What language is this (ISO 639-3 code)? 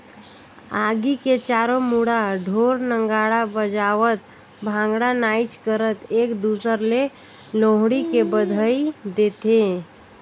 hne